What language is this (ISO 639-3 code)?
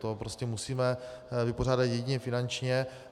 ces